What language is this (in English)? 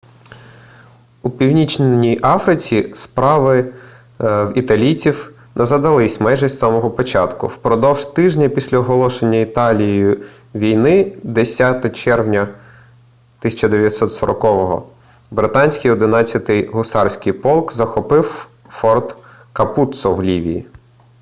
Ukrainian